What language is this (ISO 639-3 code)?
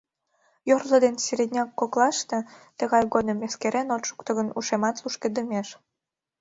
chm